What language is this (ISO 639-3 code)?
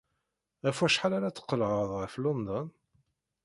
kab